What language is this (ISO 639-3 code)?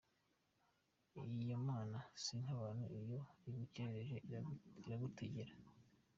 kin